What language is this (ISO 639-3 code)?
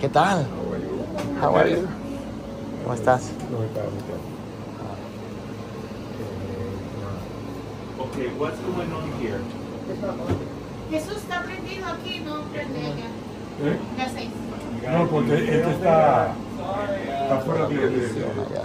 spa